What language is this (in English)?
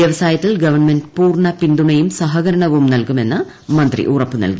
Malayalam